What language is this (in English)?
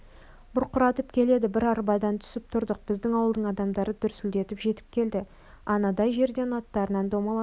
Kazakh